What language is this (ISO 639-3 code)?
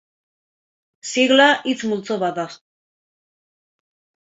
eus